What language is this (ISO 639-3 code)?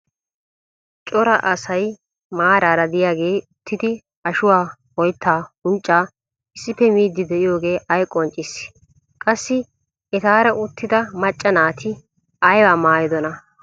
wal